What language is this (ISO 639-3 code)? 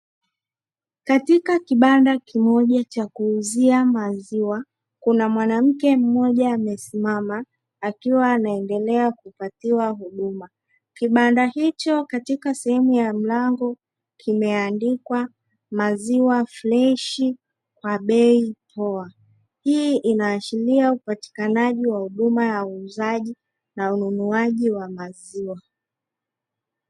swa